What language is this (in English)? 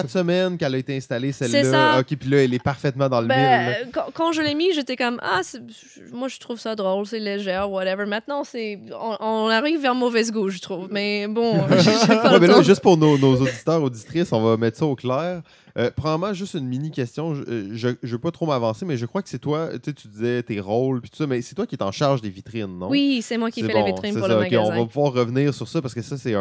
French